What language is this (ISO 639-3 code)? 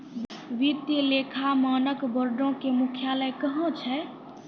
mai